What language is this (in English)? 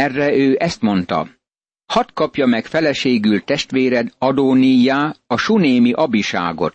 Hungarian